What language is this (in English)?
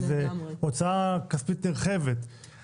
Hebrew